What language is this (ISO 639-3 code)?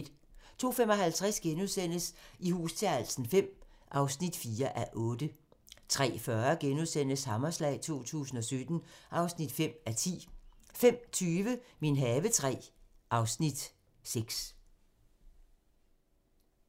dan